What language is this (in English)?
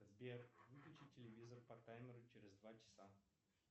Russian